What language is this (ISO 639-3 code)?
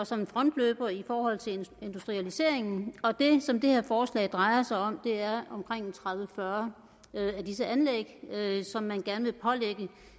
dan